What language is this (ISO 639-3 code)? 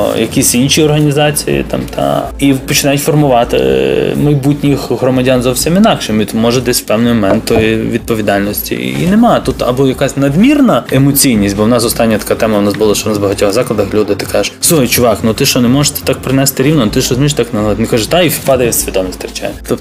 ukr